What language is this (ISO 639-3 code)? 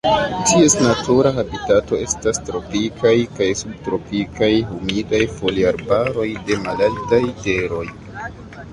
epo